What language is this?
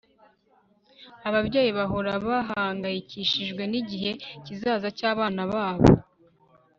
Kinyarwanda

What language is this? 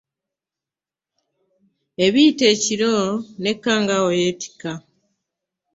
Ganda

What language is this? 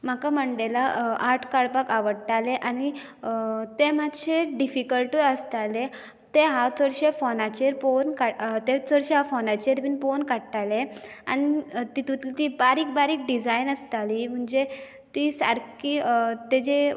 Konkani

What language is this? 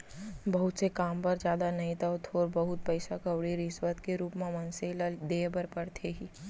Chhattisgarhi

